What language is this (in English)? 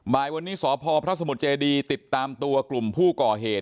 Thai